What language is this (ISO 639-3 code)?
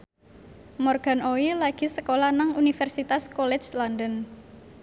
jav